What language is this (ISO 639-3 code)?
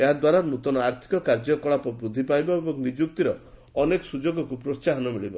ori